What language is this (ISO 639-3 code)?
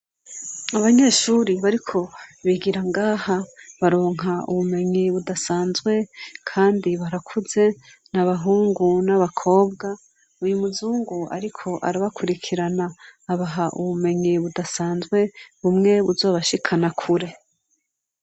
run